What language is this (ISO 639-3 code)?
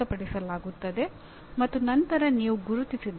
kan